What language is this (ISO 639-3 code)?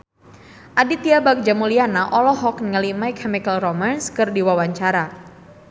sun